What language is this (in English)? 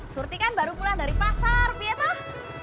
Indonesian